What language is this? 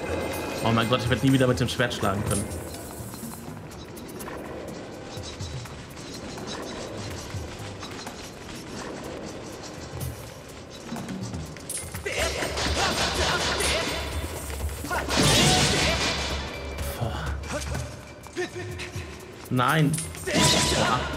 German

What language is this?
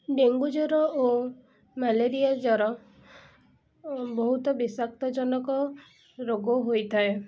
Odia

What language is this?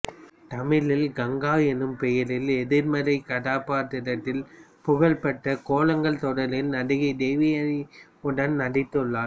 Tamil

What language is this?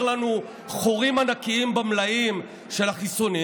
Hebrew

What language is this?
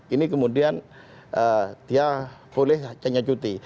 Indonesian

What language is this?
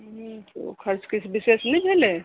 Maithili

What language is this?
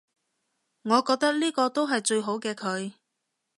Cantonese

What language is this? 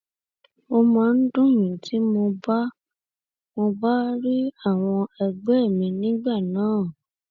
Yoruba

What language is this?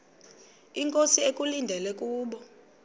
Xhosa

